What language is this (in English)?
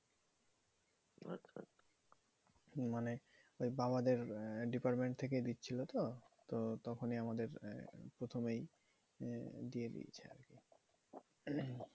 Bangla